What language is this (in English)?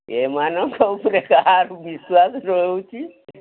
Odia